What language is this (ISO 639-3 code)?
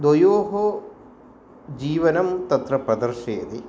san